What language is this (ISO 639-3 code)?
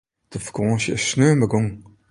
fry